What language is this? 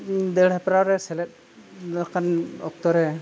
Santali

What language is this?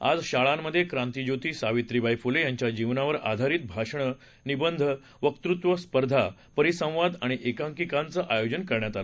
Marathi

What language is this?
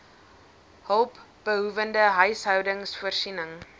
Afrikaans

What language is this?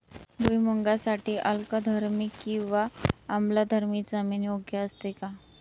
Marathi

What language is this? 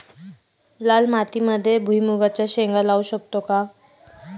Marathi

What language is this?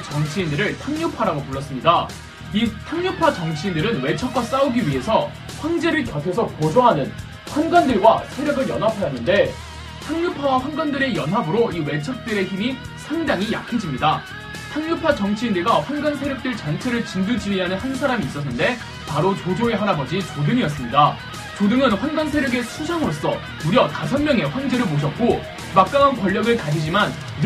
Korean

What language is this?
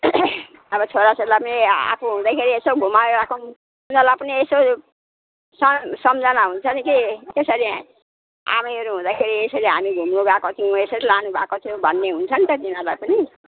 Nepali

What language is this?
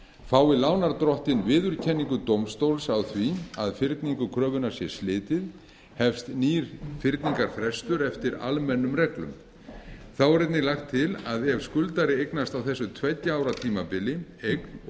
Icelandic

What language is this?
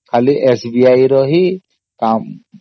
Odia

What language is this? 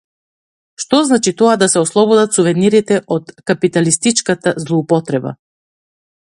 Macedonian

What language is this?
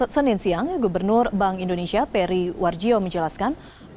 Indonesian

